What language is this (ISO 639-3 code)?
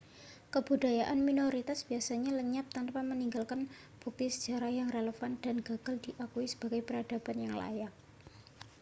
ind